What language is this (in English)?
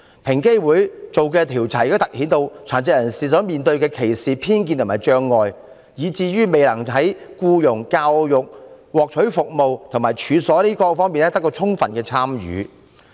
Cantonese